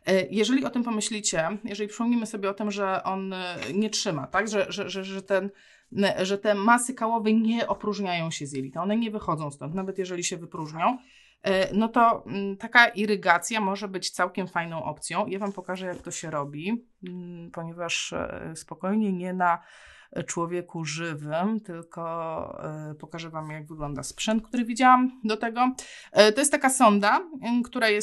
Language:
Polish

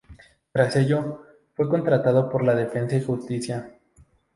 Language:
Spanish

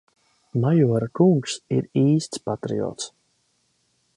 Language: Latvian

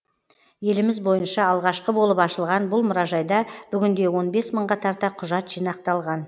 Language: Kazakh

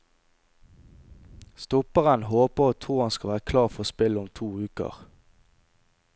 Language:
Norwegian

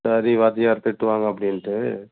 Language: Tamil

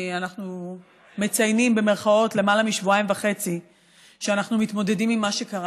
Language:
Hebrew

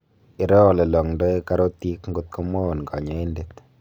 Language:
Kalenjin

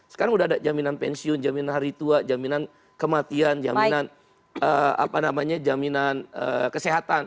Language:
Indonesian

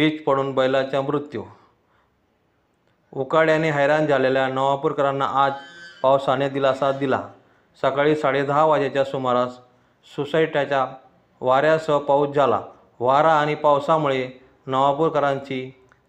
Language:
Marathi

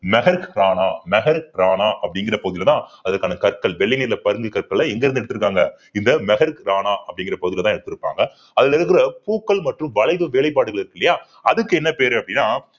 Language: Tamil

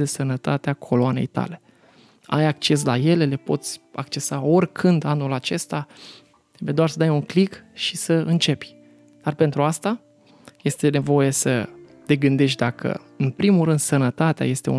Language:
Romanian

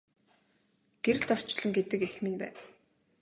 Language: Mongolian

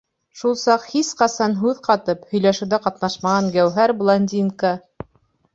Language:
Bashkir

